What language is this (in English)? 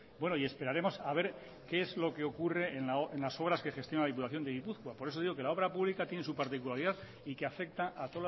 Spanish